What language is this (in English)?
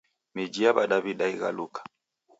Taita